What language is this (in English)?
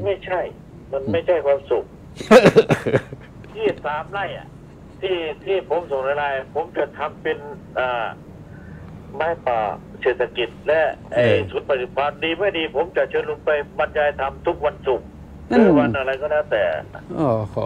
Thai